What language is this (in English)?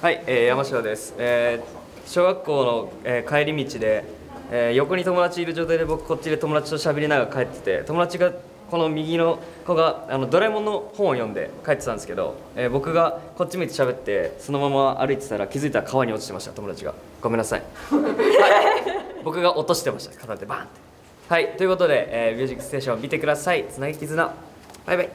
Japanese